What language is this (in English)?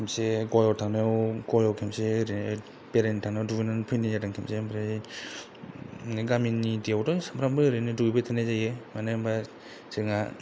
Bodo